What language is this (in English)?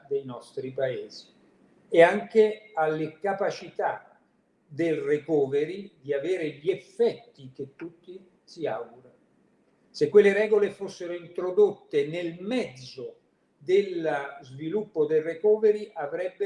Italian